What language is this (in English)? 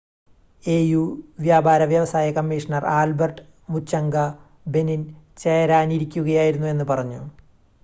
Malayalam